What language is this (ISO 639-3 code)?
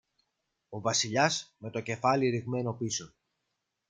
ell